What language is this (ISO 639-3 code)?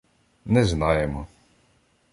ukr